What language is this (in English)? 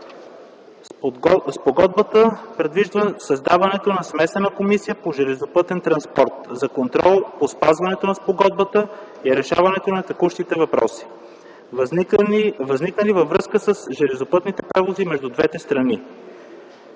Bulgarian